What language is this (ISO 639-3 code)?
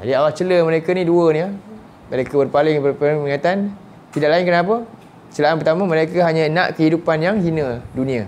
msa